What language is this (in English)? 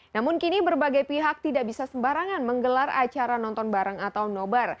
Indonesian